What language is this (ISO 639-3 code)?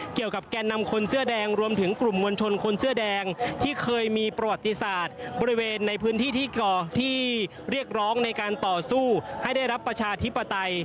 tha